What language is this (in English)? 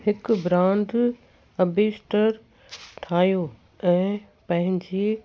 Sindhi